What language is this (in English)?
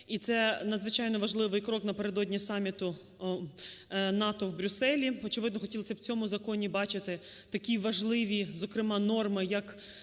Ukrainian